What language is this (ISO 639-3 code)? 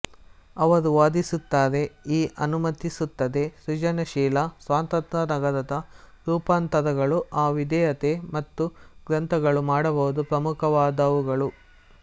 kan